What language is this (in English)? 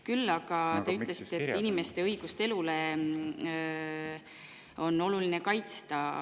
Estonian